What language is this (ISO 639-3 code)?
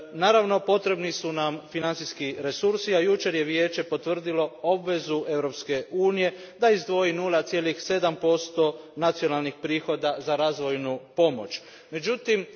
hrv